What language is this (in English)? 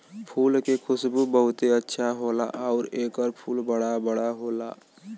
Bhojpuri